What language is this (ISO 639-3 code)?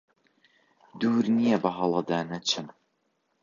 ckb